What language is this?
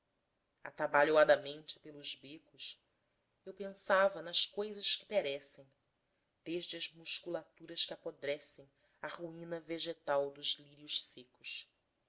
Portuguese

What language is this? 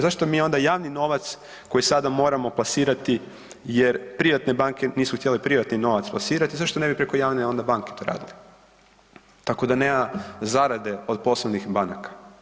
Croatian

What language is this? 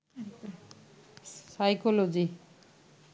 Bangla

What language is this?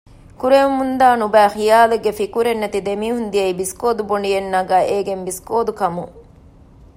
Divehi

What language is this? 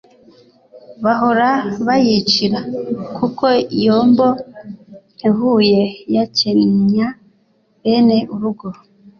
Kinyarwanda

